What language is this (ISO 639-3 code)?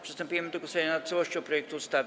pol